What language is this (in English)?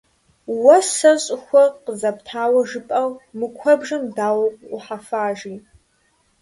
Kabardian